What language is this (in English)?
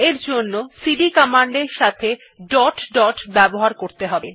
Bangla